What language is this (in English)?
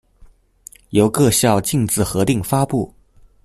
Chinese